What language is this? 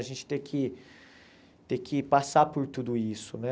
Portuguese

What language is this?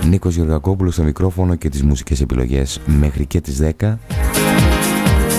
Greek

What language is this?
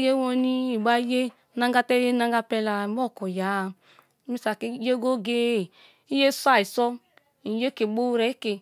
Kalabari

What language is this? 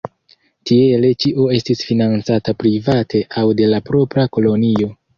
Esperanto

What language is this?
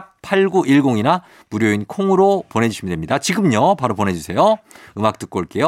Korean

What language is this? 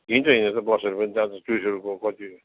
Nepali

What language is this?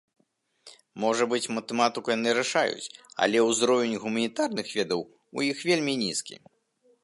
Belarusian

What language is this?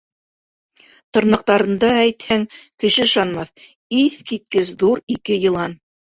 Bashkir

